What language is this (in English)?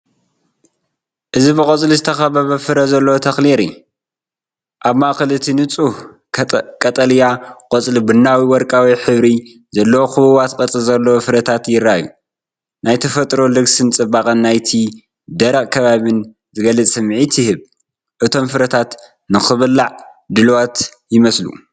Tigrinya